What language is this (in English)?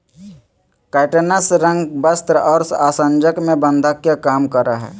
Magahi